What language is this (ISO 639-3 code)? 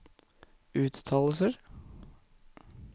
nor